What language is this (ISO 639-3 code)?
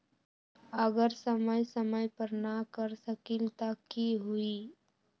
mag